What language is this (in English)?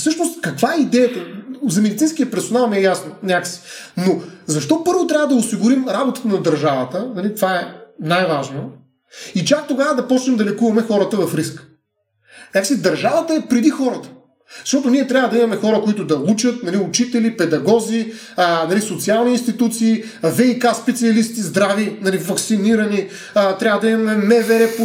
Bulgarian